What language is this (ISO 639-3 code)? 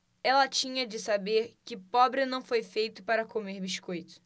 por